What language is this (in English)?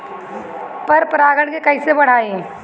Bhojpuri